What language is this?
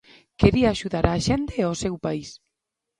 Galician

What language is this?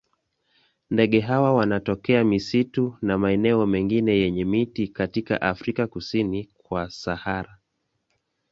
Swahili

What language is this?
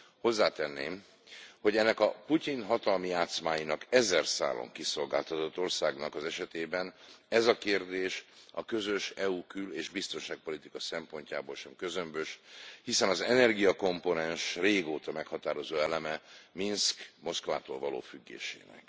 Hungarian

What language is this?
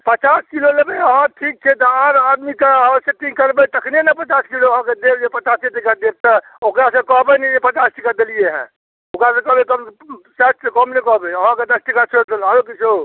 Maithili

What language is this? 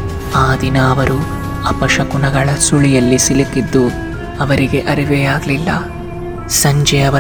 Kannada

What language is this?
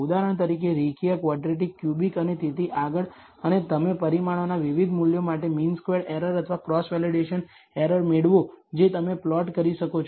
Gujarati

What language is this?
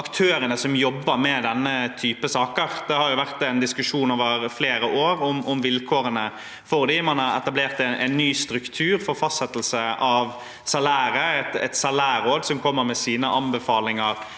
Norwegian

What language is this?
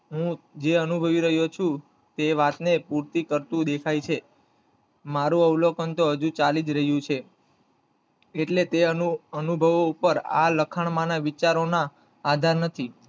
Gujarati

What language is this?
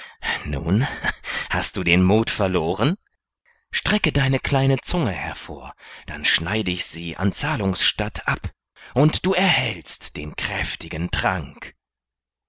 German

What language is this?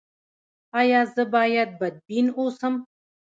Pashto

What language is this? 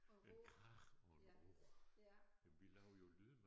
Danish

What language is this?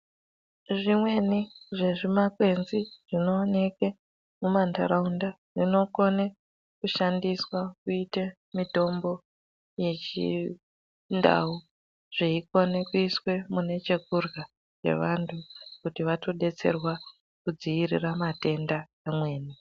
Ndau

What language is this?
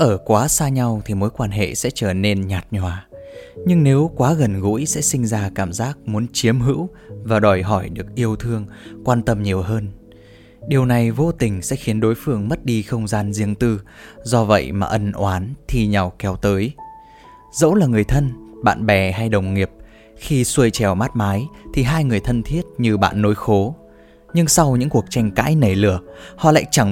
Vietnamese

